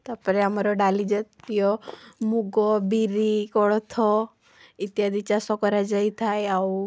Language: Odia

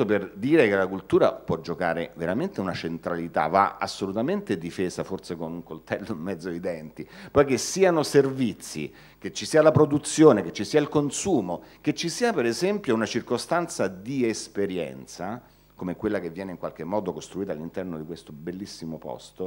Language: Italian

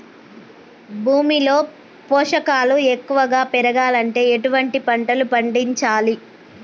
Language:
Telugu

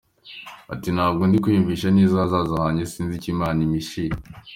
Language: Kinyarwanda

